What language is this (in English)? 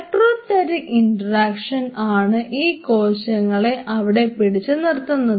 Malayalam